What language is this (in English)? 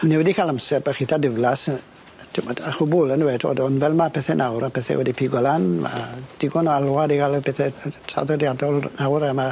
Welsh